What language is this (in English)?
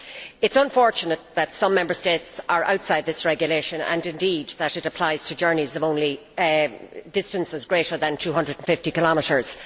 English